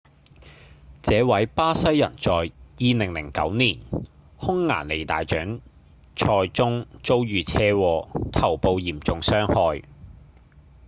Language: Cantonese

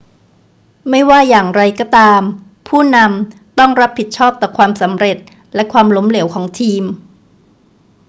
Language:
Thai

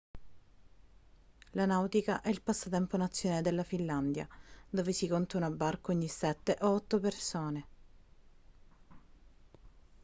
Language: Italian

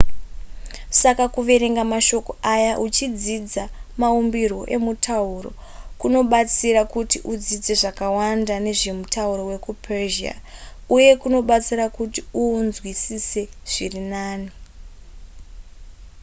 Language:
Shona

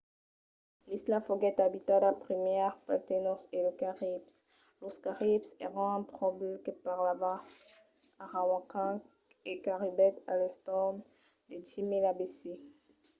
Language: Occitan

